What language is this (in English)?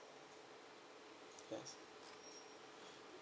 English